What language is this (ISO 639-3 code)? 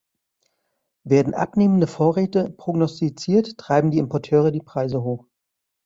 deu